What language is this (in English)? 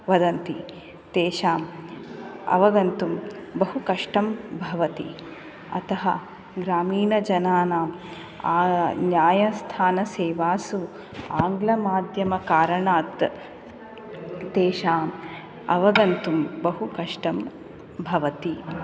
Sanskrit